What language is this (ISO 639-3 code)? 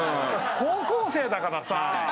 jpn